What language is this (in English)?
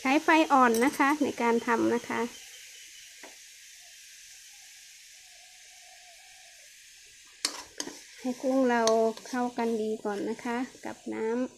Thai